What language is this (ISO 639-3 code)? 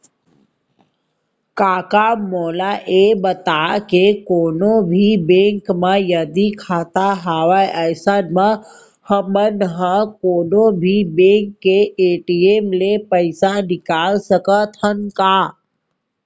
hne